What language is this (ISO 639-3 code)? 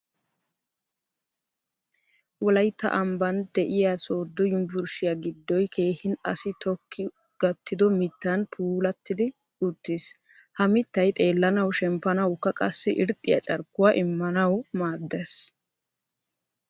wal